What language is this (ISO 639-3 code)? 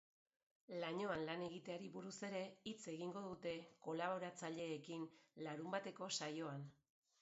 eus